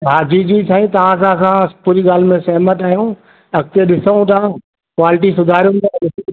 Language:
Sindhi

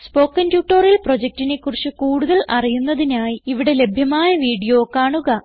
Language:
Malayalam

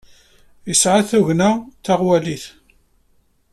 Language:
Kabyle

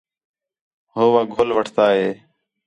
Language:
Khetrani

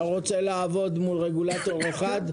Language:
Hebrew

